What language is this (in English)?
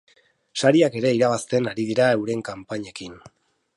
Basque